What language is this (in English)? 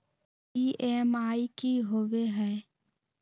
Magahi